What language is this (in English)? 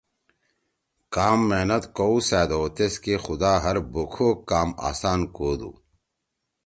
Torwali